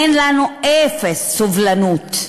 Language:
Hebrew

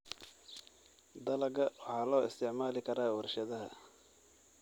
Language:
Somali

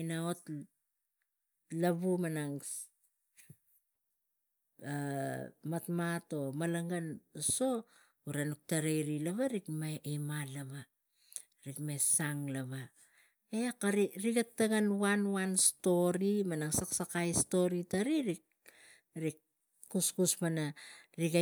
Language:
Tigak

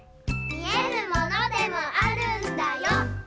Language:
Japanese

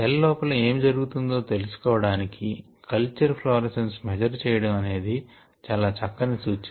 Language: Telugu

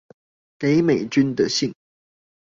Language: Chinese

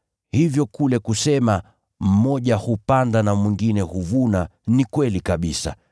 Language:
Swahili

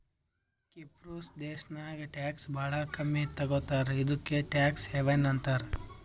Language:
Kannada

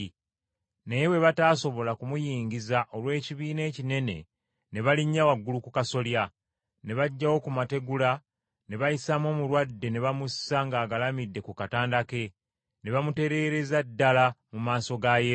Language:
Ganda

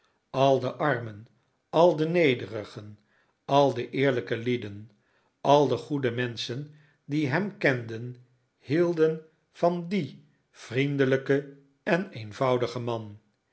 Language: Dutch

